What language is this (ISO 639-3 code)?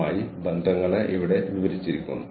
mal